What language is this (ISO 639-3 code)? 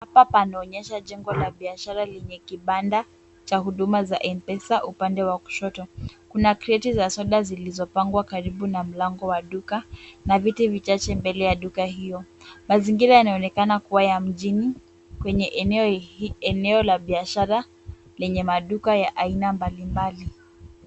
swa